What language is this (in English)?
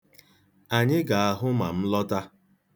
Igbo